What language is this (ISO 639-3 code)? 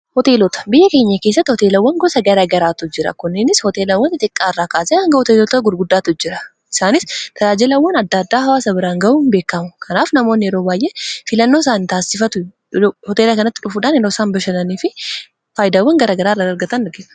orm